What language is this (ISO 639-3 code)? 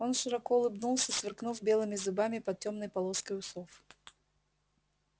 rus